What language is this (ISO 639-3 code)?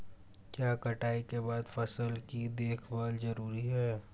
hin